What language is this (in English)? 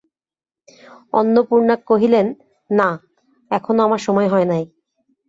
Bangla